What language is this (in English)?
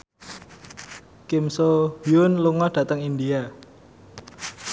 Javanese